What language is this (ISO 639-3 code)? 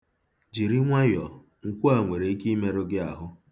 ibo